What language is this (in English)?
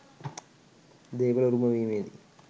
Sinhala